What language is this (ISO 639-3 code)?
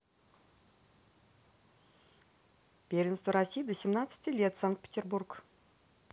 rus